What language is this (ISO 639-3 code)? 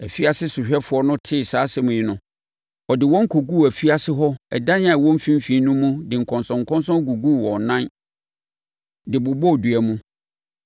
aka